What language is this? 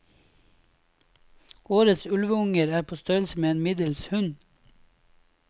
Norwegian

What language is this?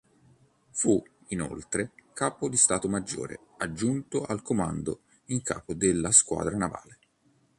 Italian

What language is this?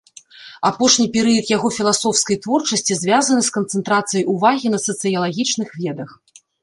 Belarusian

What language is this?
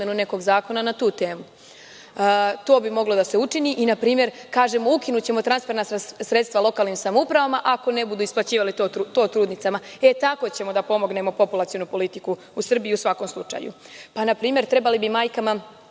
Serbian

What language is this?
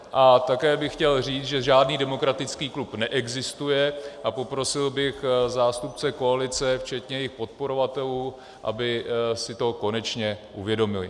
Czech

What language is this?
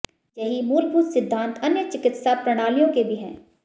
Hindi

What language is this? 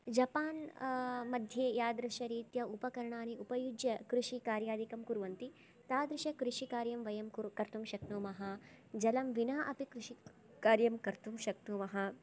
Sanskrit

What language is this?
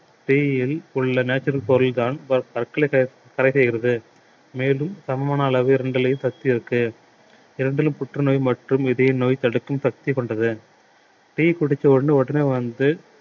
Tamil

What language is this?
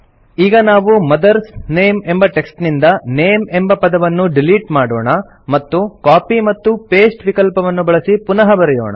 Kannada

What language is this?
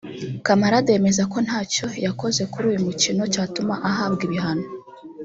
Kinyarwanda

